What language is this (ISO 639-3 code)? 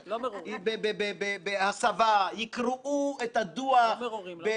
heb